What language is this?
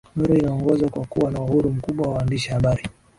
Swahili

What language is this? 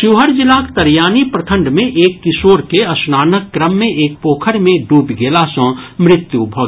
Maithili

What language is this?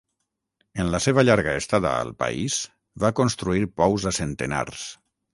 Catalan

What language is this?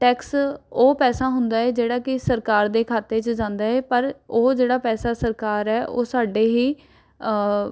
Punjabi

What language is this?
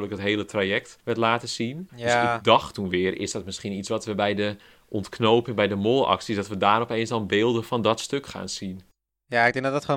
Dutch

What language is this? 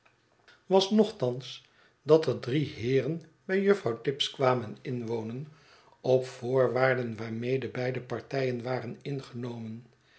Dutch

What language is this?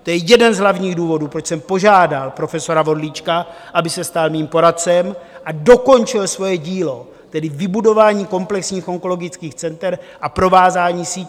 Czech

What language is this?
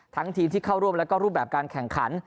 Thai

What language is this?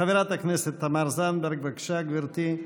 Hebrew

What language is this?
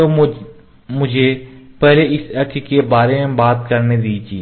Hindi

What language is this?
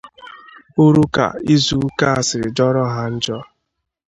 Igbo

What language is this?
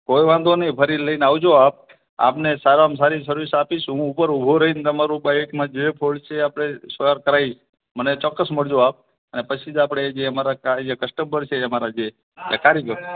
Gujarati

